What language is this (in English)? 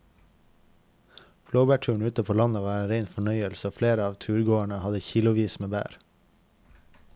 Norwegian